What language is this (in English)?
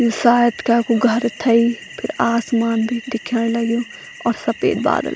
Garhwali